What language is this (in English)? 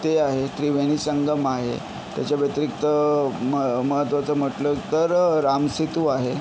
Marathi